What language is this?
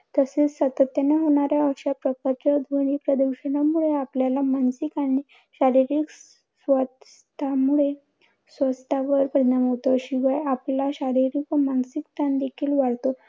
Marathi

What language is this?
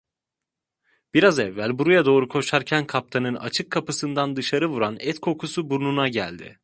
Turkish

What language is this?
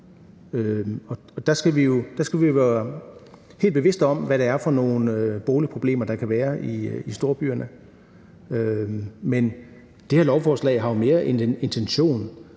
Danish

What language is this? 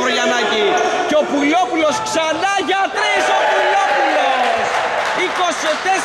Greek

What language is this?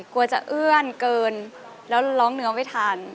Thai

